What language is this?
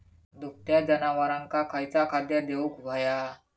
Marathi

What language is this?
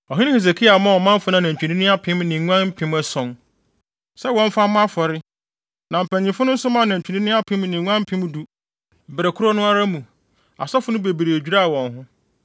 Akan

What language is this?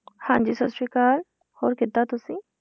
Punjabi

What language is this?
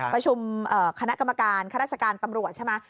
Thai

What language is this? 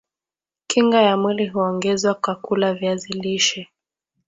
Swahili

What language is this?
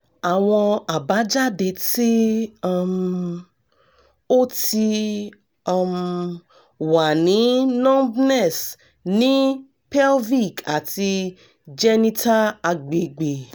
Yoruba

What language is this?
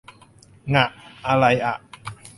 Thai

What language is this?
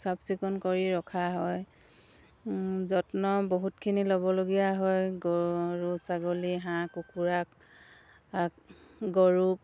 Assamese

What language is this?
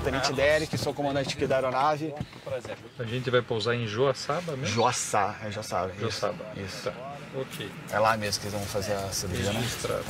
Portuguese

